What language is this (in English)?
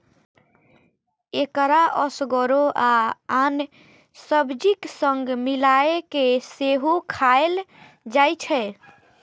Maithili